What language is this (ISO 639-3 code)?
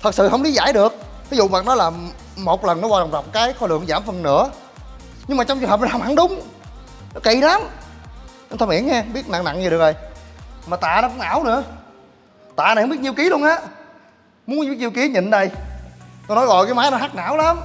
vie